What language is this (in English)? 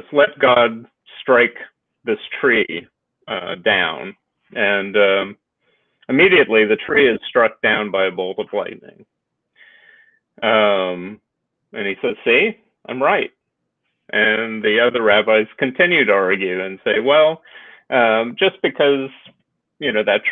English